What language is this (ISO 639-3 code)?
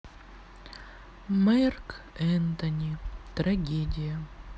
rus